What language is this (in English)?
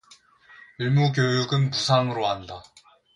Korean